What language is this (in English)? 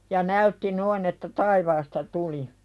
Finnish